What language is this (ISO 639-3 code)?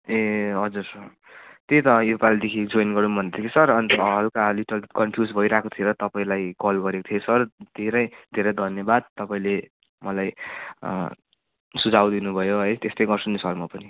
nep